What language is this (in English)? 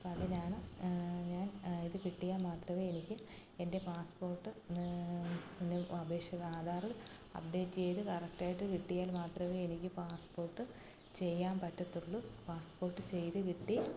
Malayalam